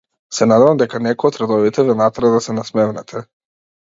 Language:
Macedonian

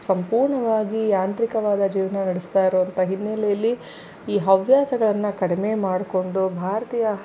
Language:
Kannada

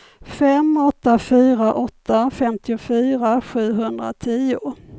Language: Swedish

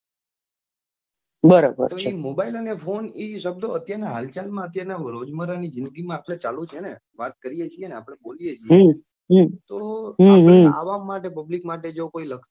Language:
Gujarati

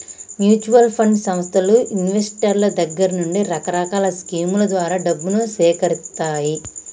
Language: Telugu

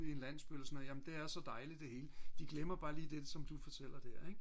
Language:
Danish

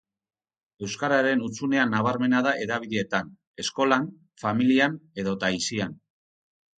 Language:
Basque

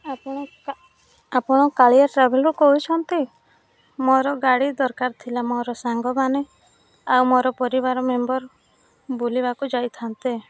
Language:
Odia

